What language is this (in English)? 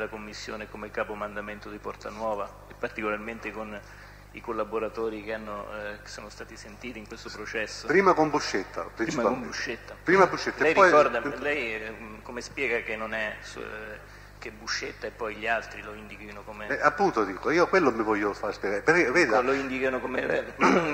Italian